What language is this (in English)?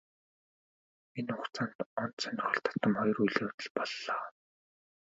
Mongolian